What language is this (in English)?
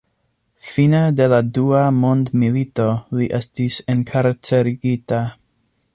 Esperanto